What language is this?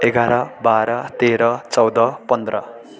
Nepali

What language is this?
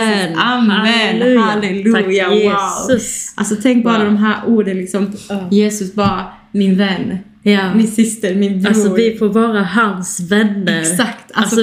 Swedish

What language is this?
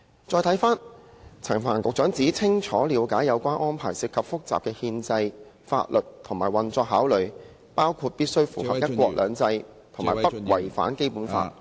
Cantonese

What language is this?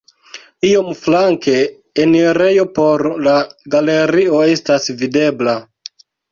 Esperanto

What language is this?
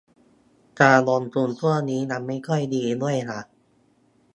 Thai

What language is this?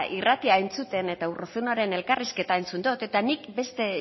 Basque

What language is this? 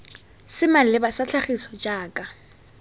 Tswana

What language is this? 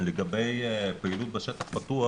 Hebrew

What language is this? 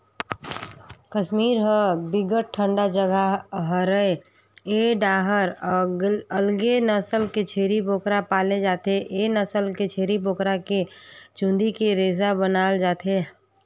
Chhattisgarhi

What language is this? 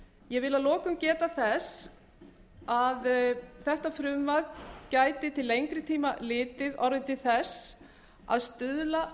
Icelandic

